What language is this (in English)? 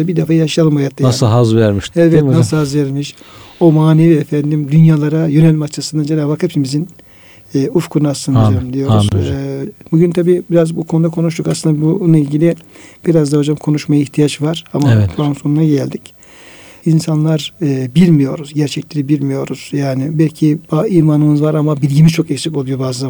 Turkish